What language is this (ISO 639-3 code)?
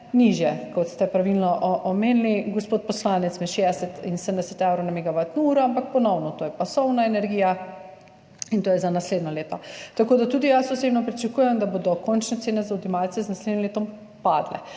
slv